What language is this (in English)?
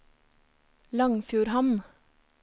Norwegian